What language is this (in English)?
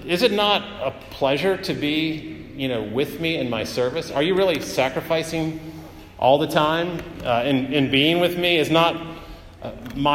English